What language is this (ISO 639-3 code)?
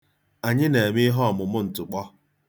ibo